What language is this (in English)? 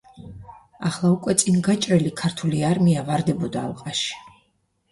Georgian